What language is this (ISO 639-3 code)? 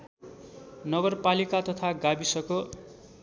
nep